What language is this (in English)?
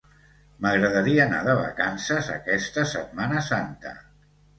Catalan